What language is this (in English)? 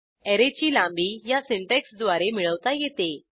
Marathi